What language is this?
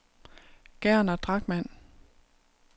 Danish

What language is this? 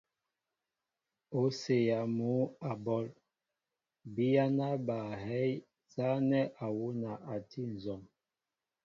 Mbo (Cameroon)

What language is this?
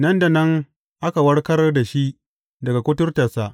Hausa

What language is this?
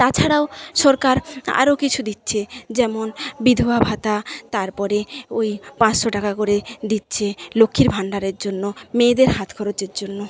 Bangla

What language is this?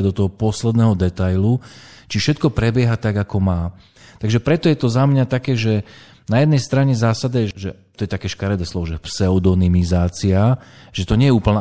Slovak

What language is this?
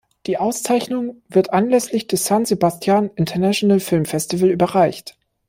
German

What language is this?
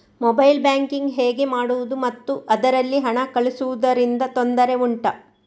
Kannada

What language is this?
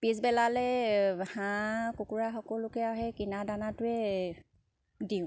Assamese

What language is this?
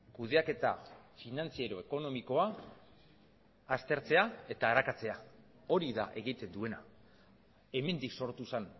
Basque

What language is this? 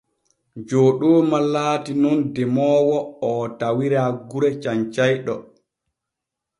Borgu Fulfulde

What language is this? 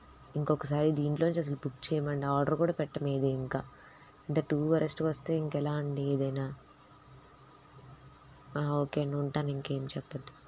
Telugu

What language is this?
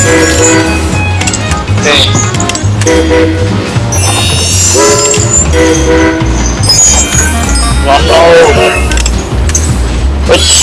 Indonesian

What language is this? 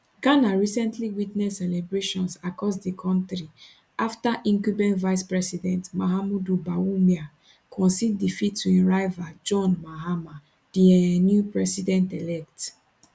Nigerian Pidgin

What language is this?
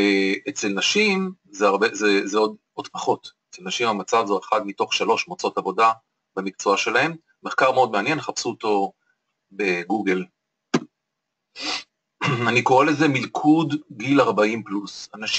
Hebrew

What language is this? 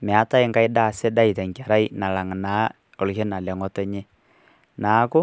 Masai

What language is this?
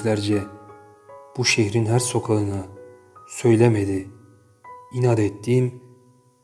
Turkish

